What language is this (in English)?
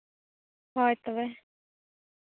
Santali